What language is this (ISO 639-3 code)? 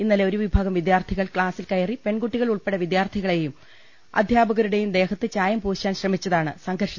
mal